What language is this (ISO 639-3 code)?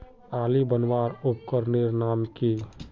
mag